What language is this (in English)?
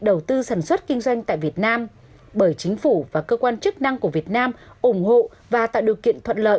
Vietnamese